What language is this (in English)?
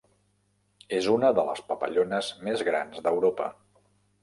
Catalan